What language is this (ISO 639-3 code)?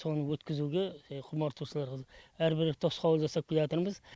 kaz